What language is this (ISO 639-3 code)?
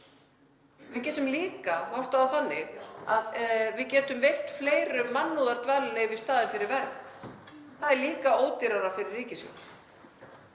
isl